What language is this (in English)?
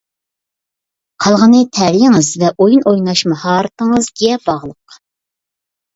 Uyghur